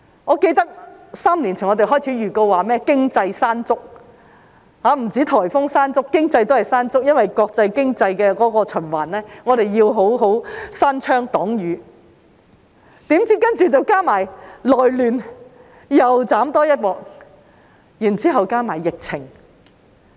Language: Cantonese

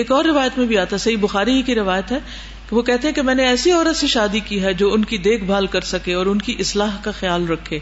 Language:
Urdu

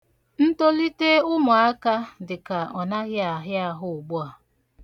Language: Igbo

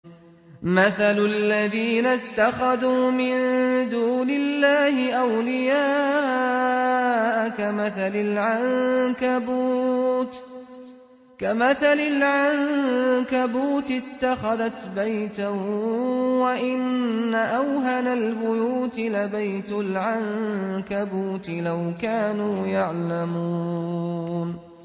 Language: Arabic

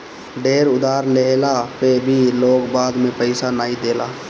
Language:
Bhojpuri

